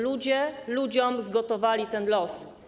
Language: Polish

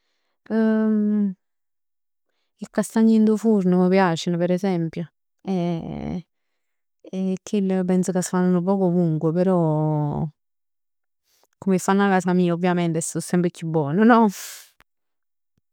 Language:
Neapolitan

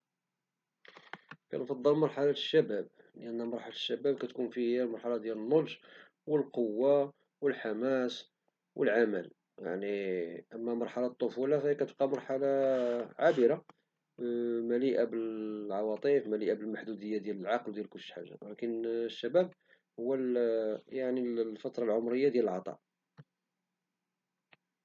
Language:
Moroccan Arabic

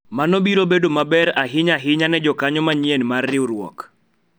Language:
Luo (Kenya and Tanzania)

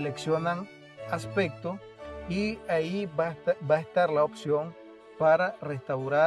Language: Spanish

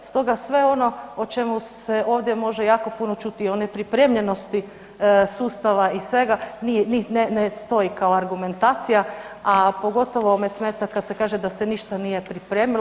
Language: Croatian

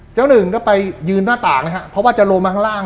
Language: Thai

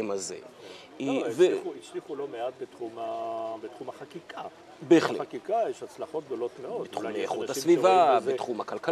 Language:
Hebrew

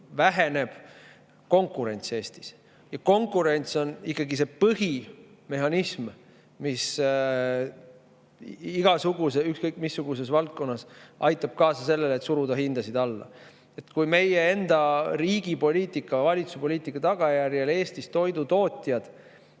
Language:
Estonian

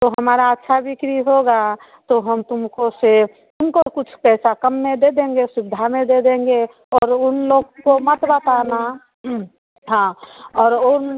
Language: Hindi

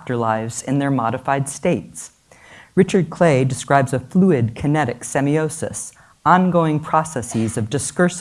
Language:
English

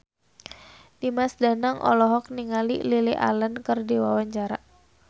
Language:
Sundanese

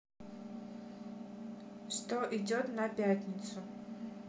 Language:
Russian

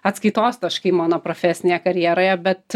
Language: Lithuanian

